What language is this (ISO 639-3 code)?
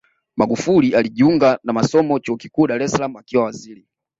swa